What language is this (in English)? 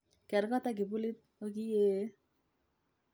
Kalenjin